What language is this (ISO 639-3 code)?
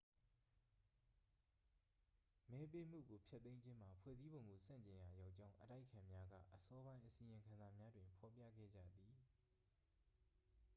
mya